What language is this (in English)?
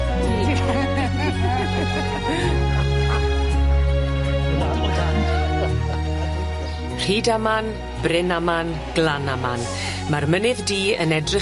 Welsh